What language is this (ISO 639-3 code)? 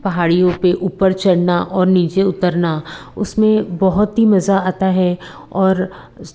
hin